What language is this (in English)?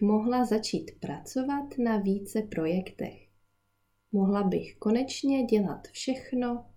Czech